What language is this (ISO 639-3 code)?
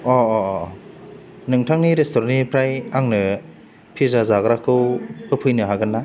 brx